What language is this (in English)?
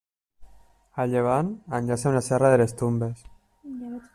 Catalan